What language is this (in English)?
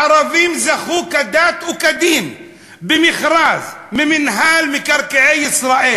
Hebrew